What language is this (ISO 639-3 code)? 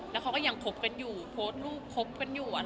tha